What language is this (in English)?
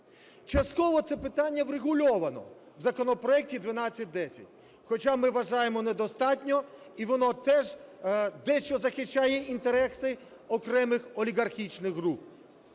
Ukrainian